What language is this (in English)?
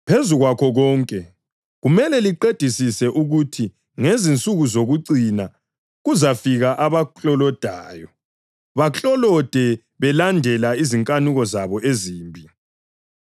North Ndebele